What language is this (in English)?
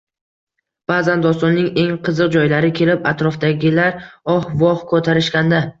Uzbek